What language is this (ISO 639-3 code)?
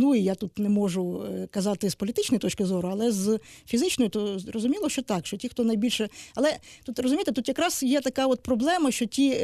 ukr